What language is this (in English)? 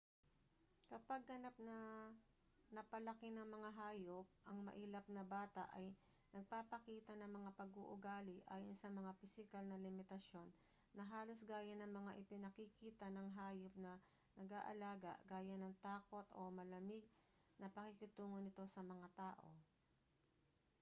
Filipino